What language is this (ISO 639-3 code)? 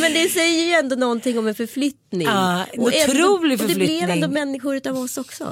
swe